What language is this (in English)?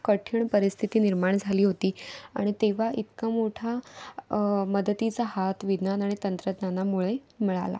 Marathi